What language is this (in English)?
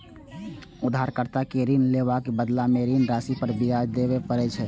Maithili